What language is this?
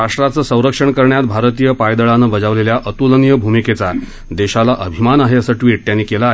Marathi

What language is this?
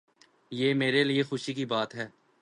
Urdu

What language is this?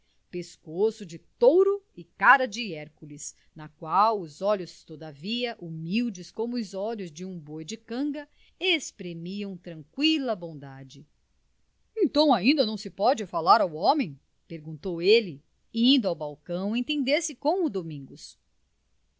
Portuguese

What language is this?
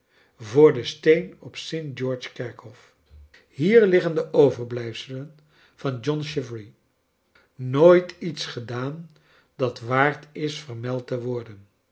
Dutch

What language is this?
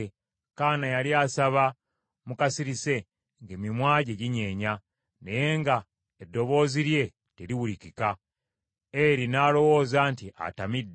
Ganda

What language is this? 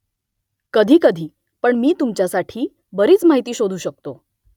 Marathi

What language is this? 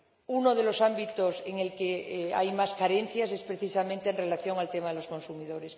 Spanish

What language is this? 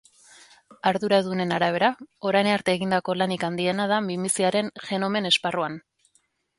Basque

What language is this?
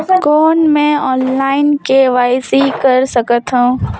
Chhattisgarhi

